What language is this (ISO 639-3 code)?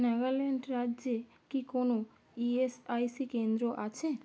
ben